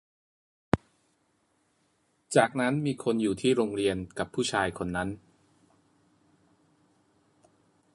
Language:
Thai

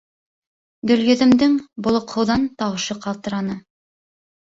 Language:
Bashkir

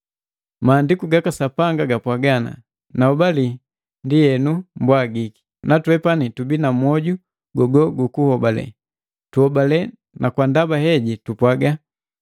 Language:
Matengo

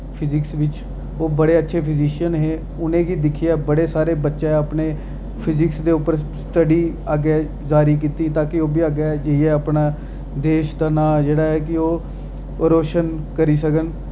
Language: Dogri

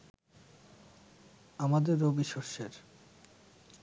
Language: Bangla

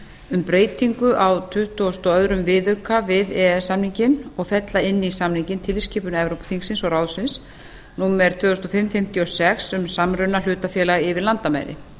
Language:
Icelandic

